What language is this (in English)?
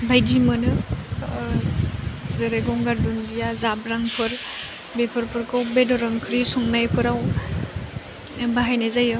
Bodo